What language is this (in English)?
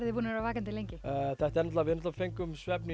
Icelandic